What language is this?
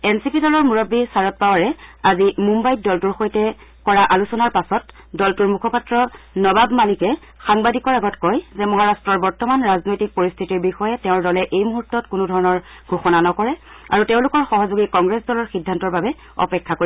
Assamese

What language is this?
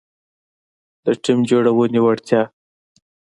Pashto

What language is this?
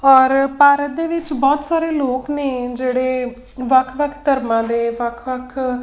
Punjabi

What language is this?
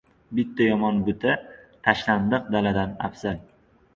Uzbek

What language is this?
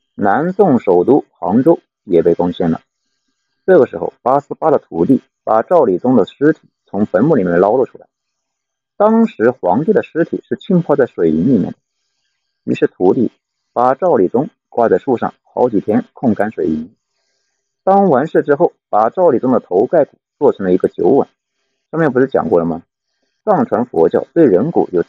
Chinese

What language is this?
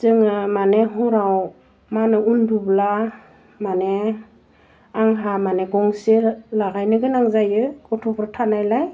Bodo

